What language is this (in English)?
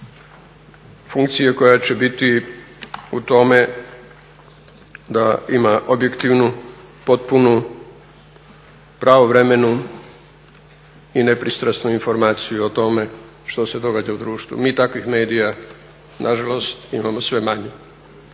Croatian